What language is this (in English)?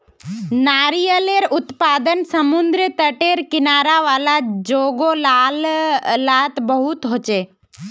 Magahi